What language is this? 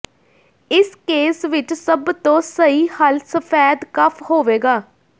Punjabi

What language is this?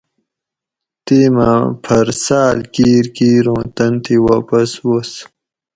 Gawri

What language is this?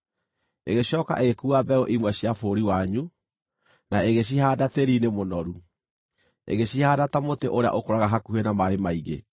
Kikuyu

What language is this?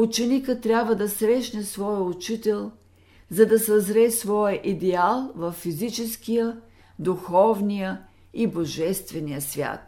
Bulgarian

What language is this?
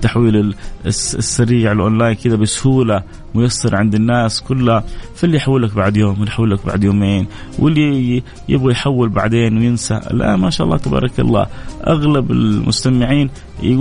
Arabic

